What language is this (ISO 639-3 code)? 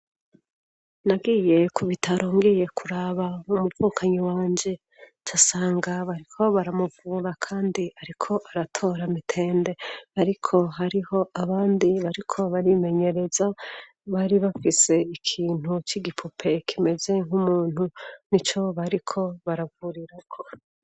run